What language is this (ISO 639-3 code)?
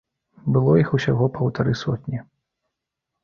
bel